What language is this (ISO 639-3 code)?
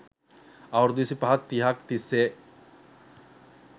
sin